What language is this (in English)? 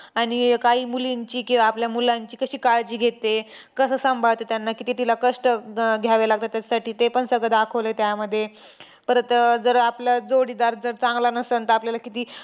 Marathi